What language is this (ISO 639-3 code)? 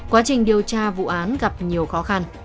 vie